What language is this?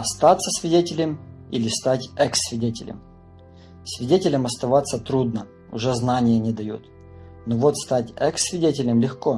Russian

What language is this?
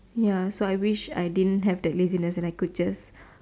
English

